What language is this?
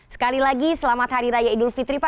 Indonesian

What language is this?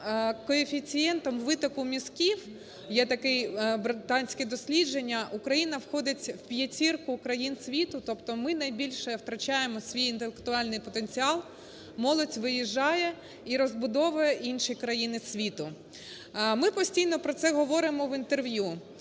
Ukrainian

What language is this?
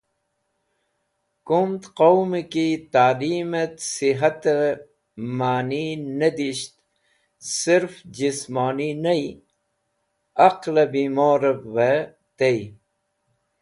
Wakhi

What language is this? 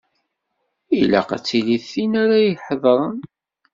Kabyle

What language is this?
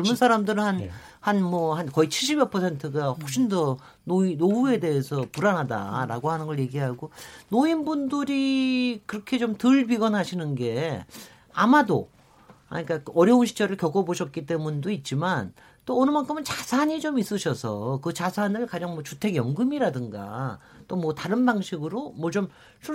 Korean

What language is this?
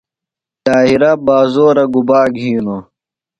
Phalura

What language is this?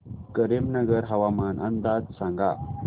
Marathi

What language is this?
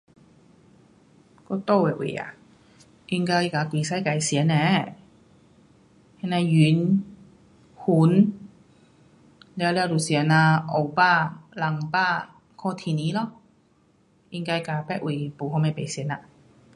Pu-Xian Chinese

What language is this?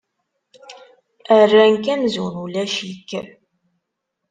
Kabyle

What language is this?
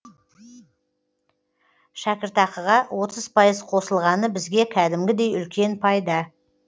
Kazakh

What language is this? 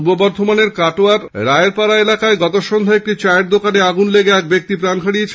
Bangla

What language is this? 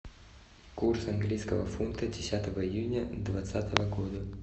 Russian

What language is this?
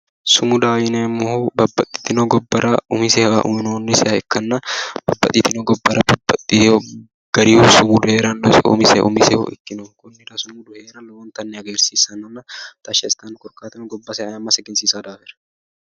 Sidamo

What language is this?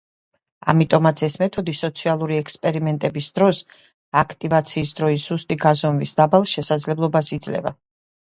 Georgian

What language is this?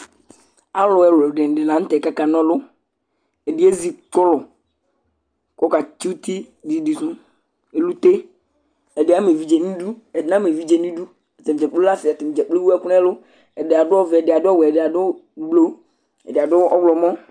Ikposo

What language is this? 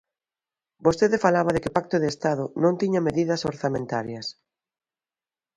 Galician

